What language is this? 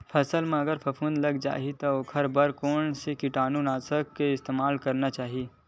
Chhattisgarhi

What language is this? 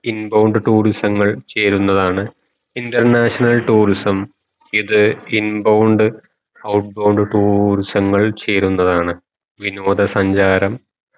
Malayalam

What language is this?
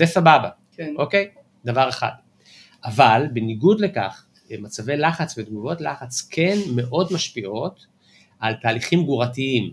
Hebrew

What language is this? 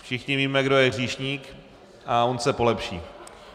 Czech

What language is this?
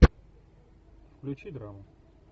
Russian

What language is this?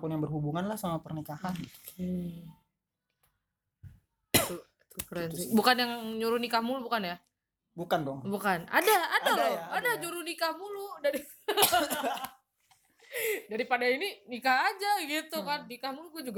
Indonesian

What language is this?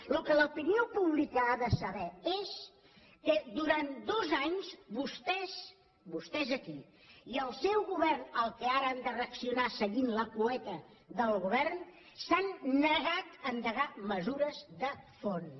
Catalan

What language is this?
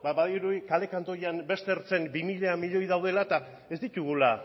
Basque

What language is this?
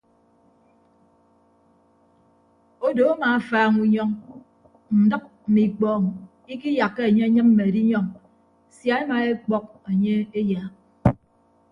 Ibibio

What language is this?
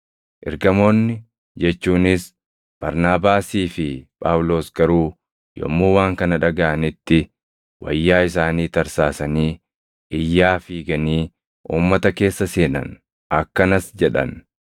Oromo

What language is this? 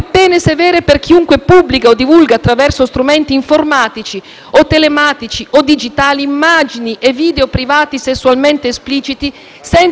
Italian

